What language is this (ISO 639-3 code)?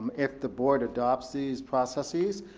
eng